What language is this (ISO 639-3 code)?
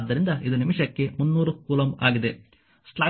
kan